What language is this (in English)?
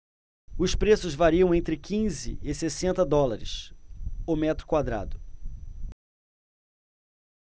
Portuguese